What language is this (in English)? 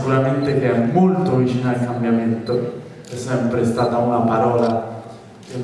Italian